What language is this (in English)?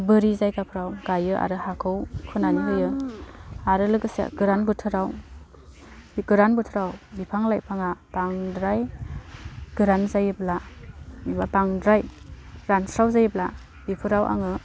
Bodo